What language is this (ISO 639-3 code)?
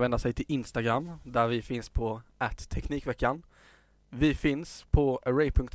swe